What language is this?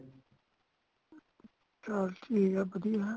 Punjabi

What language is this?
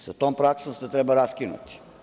Serbian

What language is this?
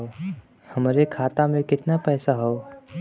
Bhojpuri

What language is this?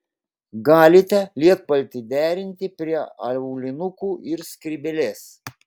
Lithuanian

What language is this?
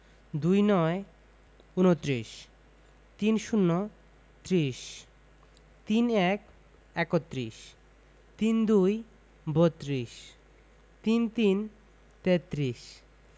Bangla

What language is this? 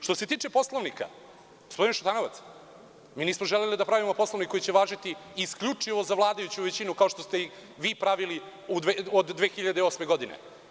Serbian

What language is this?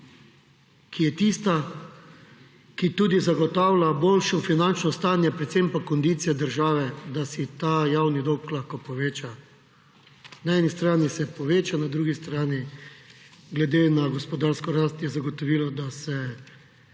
Slovenian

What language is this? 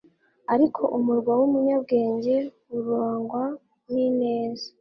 Kinyarwanda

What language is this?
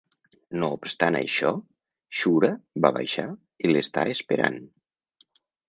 Catalan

